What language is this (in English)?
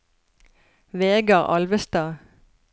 Norwegian